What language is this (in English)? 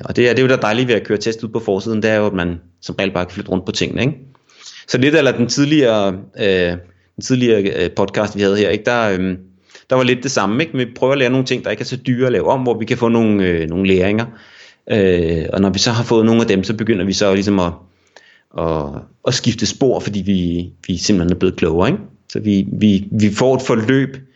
Danish